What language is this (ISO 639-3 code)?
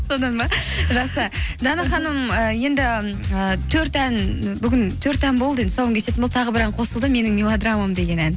kaz